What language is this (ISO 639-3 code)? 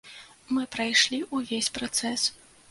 bel